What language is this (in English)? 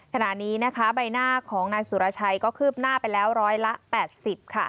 Thai